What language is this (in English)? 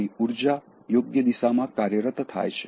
Gujarati